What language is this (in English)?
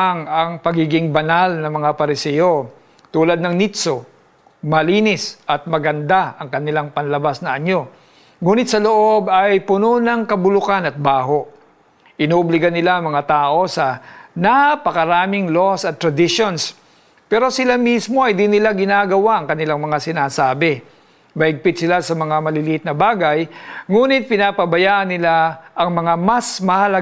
Filipino